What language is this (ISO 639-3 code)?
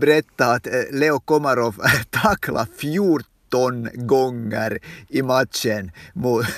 swe